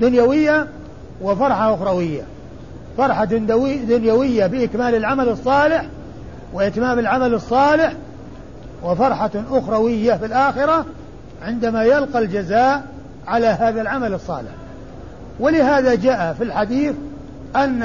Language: Arabic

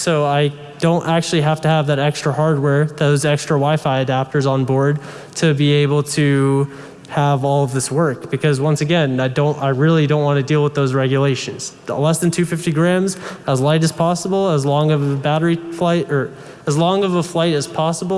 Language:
English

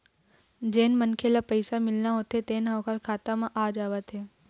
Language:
Chhattisgarhi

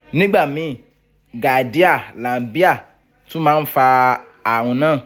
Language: Yoruba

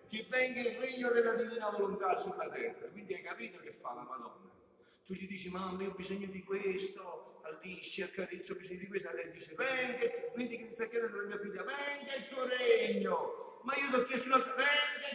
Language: Italian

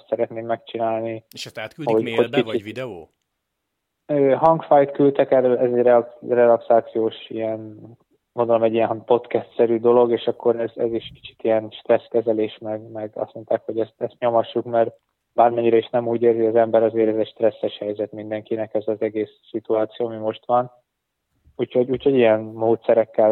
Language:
Hungarian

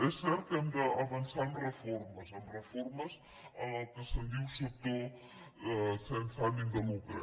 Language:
Catalan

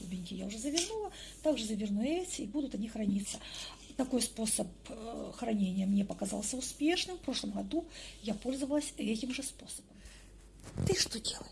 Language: Russian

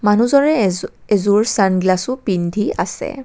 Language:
Assamese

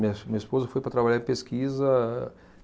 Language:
Portuguese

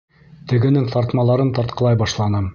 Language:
Bashkir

